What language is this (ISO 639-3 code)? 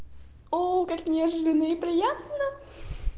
rus